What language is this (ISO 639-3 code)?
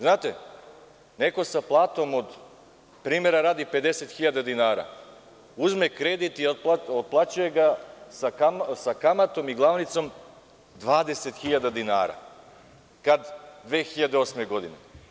srp